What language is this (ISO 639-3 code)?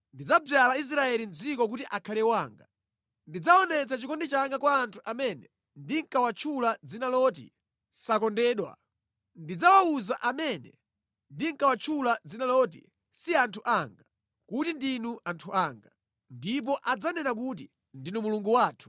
nya